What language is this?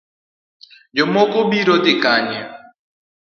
Luo (Kenya and Tanzania)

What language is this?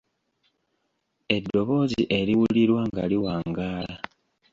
Ganda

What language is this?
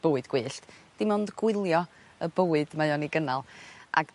Welsh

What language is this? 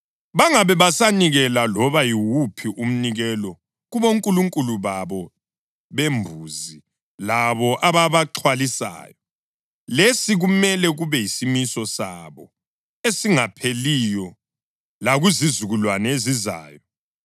North Ndebele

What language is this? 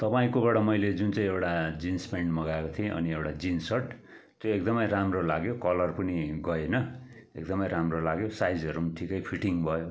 Nepali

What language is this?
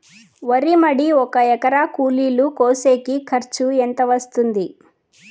Telugu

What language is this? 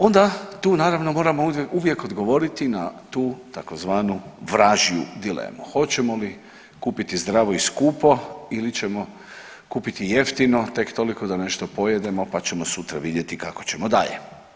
Croatian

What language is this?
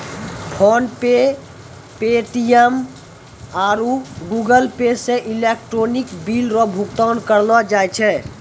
Maithili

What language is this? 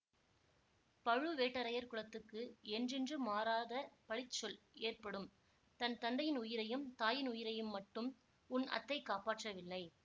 Tamil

